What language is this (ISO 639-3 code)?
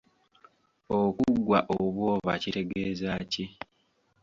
lug